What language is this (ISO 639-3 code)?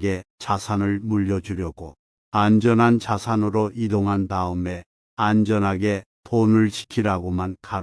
kor